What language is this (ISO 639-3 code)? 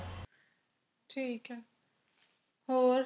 pan